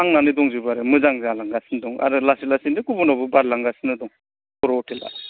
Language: Bodo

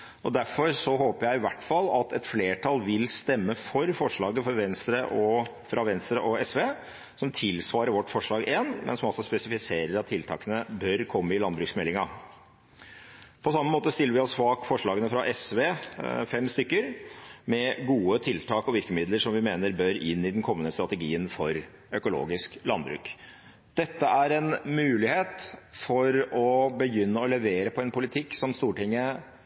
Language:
Norwegian Bokmål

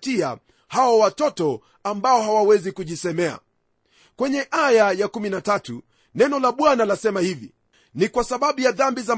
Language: Swahili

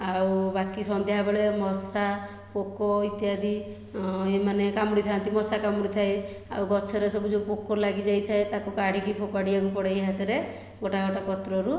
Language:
Odia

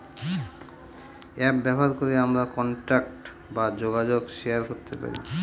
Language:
Bangla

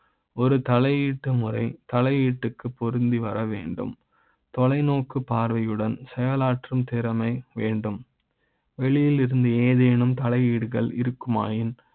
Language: Tamil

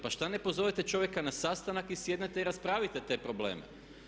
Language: Croatian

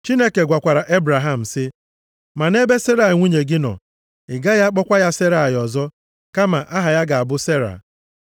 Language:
Igbo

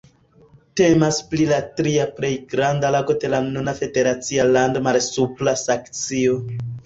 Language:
Esperanto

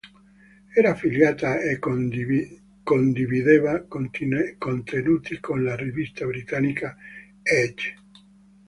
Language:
Italian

